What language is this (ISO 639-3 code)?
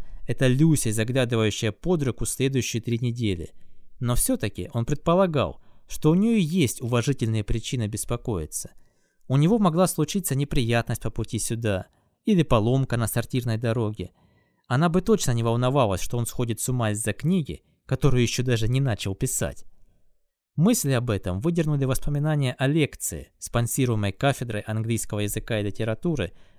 rus